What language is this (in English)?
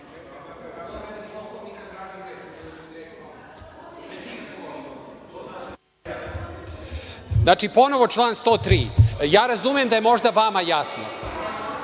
Serbian